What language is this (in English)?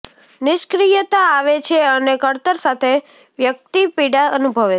Gujarati